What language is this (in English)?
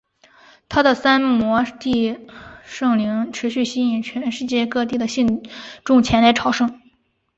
Chinese